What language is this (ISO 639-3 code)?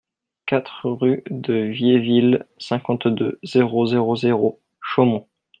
fra